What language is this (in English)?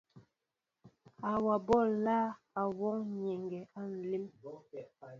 Mbo (Cameroon)